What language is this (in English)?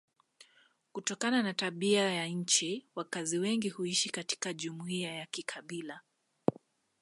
Swahili